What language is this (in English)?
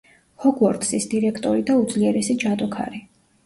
Georgian